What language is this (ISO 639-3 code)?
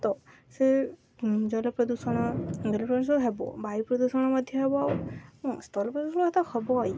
ori